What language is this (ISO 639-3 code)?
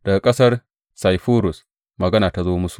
hau